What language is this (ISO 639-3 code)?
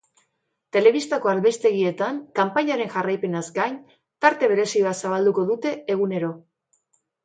eus